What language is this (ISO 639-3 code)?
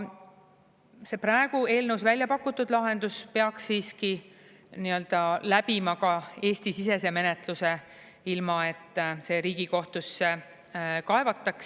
est